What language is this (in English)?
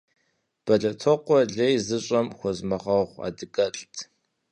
Kabardian